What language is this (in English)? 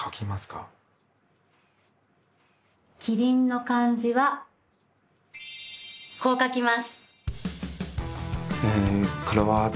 Japanese